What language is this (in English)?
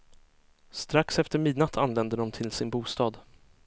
Swedish